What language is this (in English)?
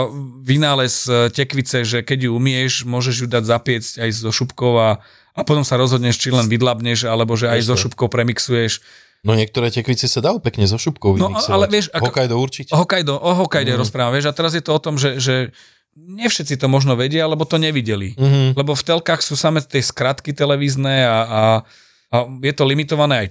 Slovak